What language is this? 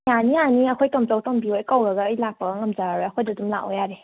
Manipuri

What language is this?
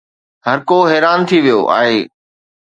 Sindhi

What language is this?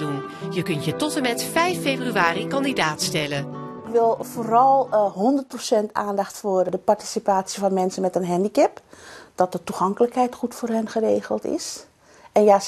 Dutch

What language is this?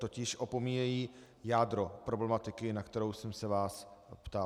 Czech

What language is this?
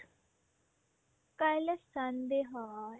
Assamese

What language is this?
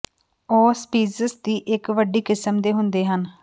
Punjabi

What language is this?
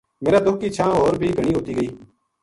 Gujari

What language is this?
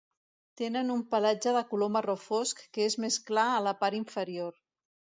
Catalan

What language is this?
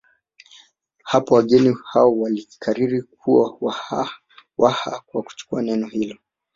Swahili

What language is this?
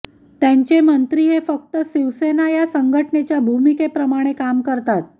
Marathi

